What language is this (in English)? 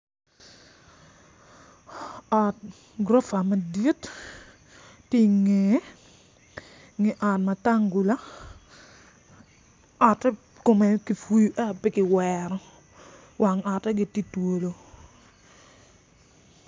Acoli